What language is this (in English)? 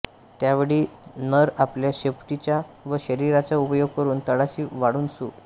Marathi